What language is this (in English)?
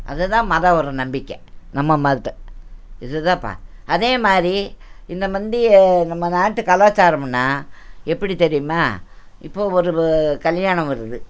Tamil